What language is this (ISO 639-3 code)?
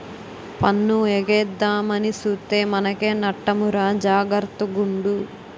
tel